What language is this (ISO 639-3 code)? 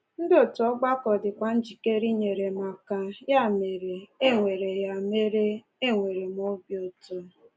ibo